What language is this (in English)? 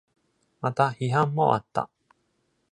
Japanese